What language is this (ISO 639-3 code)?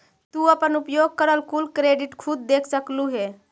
mag